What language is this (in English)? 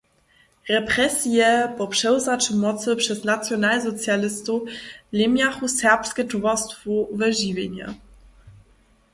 Upper Sorbian